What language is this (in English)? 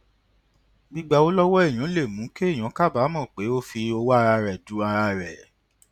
Yoruba